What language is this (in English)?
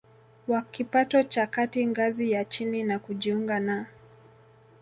Swahili